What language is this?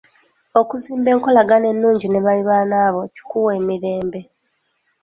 Ganda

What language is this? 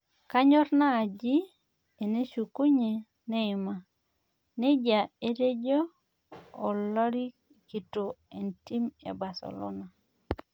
Masai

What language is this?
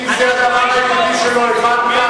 Hebrew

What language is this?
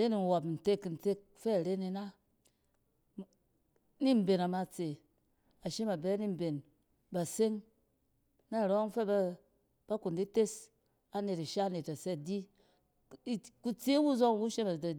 Cen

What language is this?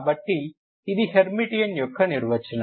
Telugu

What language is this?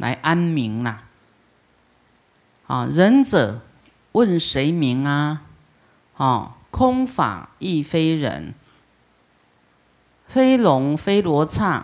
Chinese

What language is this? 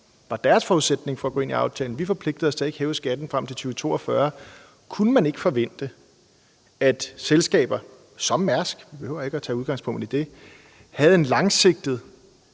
Danish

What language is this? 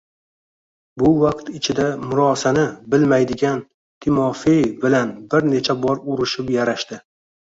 Uzbek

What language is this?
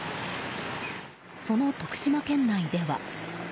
Japanese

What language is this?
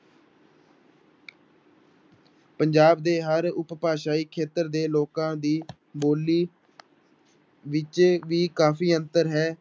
Punjabi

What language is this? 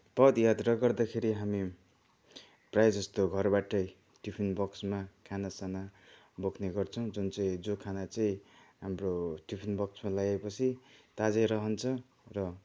Nepali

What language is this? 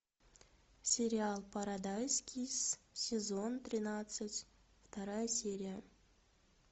Russian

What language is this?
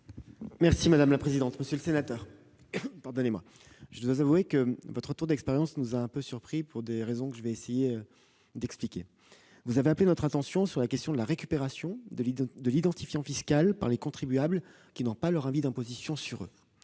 French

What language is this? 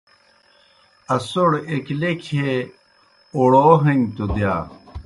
Kohistani Shina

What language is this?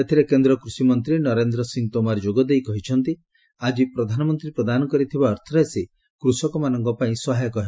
Odia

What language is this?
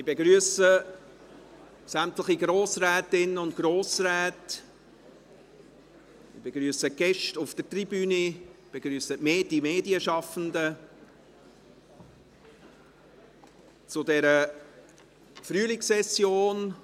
Swiss German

